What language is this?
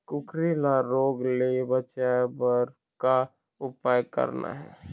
Chhattisgarhi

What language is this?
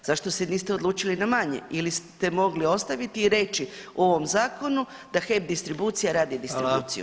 Croatian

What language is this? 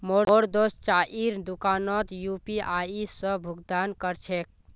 Magahi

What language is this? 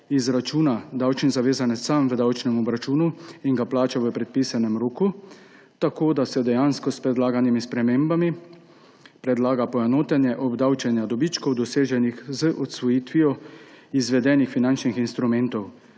Slovenian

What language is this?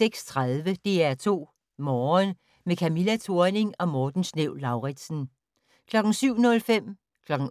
Danish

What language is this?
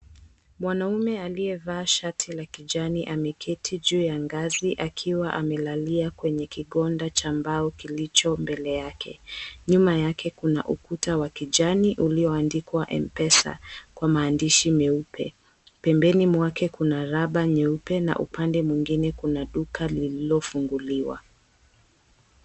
Swahili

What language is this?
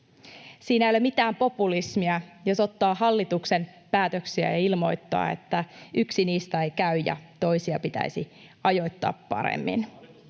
Finnish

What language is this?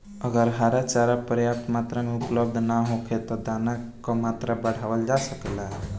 Bhojpuri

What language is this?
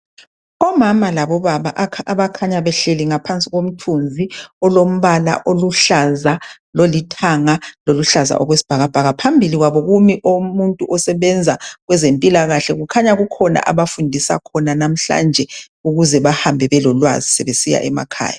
North Ndebele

